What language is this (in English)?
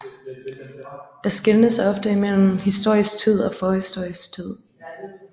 Danish